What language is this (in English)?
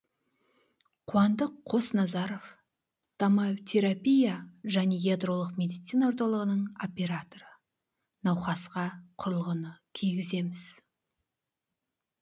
Kazakh